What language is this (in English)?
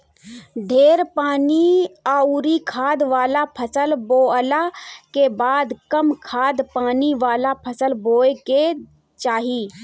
Bhojpuri